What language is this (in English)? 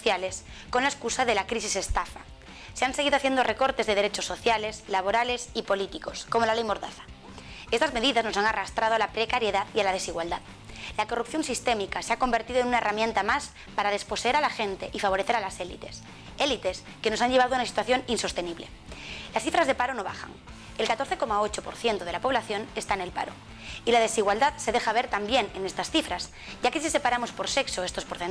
Spanish